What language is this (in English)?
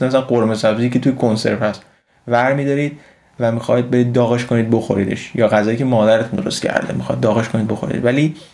Persian